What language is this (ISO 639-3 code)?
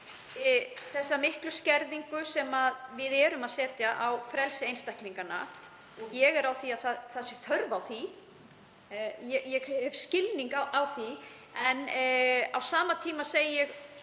isl